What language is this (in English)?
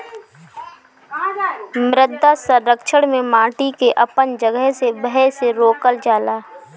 Bhojpuri